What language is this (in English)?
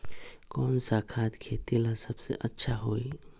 Magahi